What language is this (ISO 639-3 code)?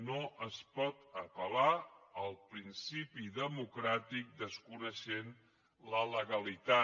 cat